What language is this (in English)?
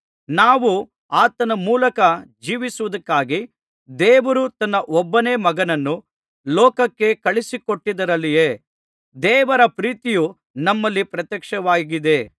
Kannada